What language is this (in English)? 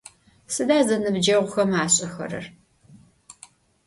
Adyghe